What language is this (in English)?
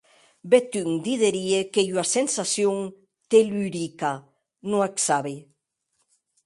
Occitan